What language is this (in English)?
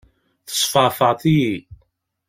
Kabyle